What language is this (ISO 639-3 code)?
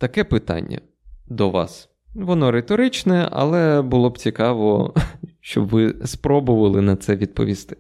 ukr